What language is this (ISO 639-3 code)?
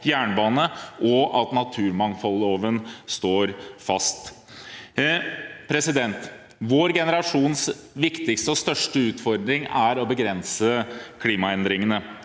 nor